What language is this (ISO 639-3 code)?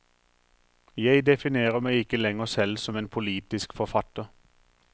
nor